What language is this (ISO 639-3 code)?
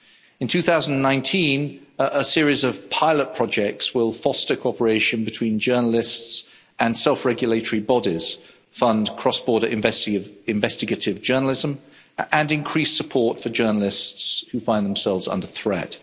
eng